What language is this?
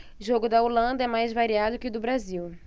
Portuguese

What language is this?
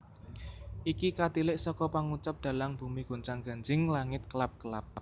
Javanese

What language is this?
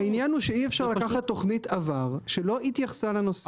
Hebrew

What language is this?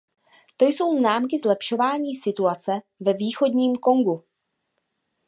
Czech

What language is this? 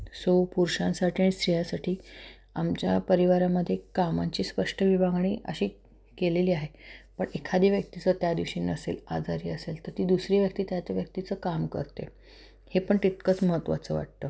Marathi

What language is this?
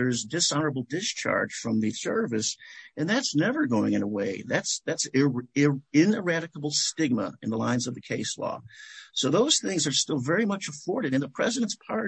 English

